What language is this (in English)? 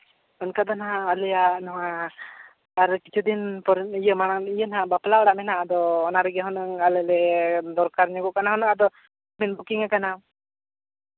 Santali